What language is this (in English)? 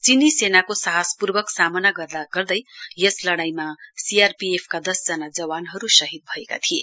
Nepali